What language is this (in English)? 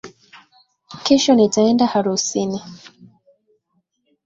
Swahili